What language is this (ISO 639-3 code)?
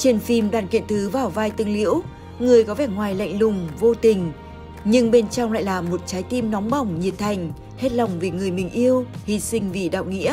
vie